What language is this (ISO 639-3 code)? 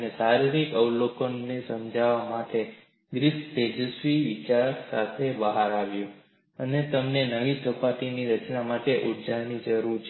guj